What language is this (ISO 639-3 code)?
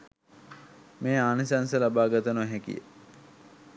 sin